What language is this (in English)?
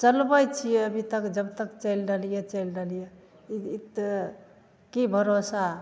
Maithili